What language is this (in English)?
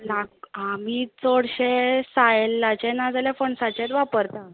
Konkani